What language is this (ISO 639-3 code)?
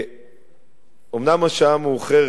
heb